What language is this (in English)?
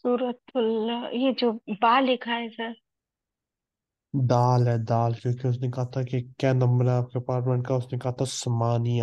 Arabic